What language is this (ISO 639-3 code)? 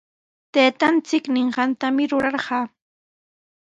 qws